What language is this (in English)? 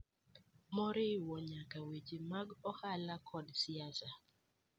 Luo (Kenya and Tanzania)